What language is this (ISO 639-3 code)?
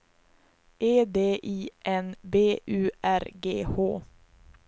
swe